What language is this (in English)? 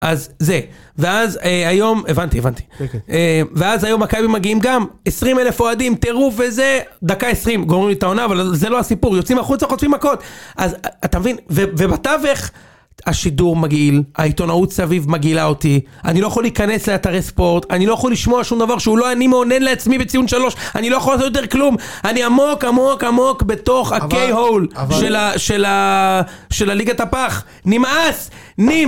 Hebrew